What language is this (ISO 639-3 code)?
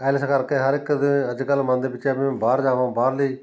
pan